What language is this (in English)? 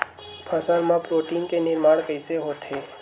Chhattisgarhi